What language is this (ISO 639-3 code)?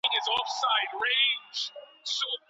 pus